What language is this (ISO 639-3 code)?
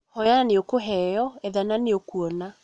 kik